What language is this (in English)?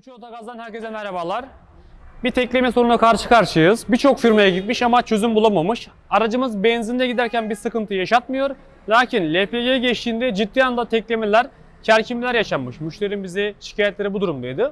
Turkish